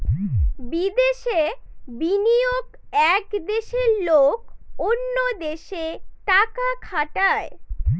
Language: Bangla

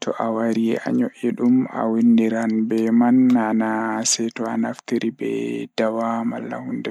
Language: Fula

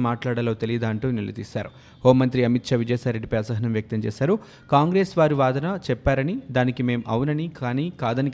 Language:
Telugu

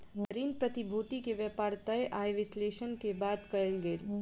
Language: Maithili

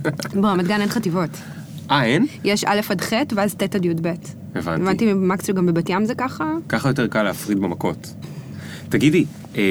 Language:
Hebrew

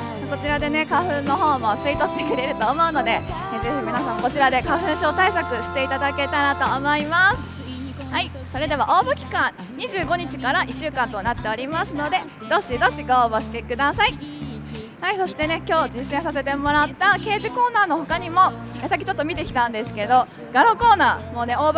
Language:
Japanese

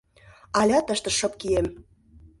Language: Mari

